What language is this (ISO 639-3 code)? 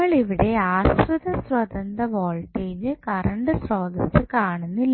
mal